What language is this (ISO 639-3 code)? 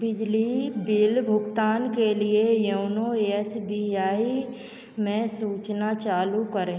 hin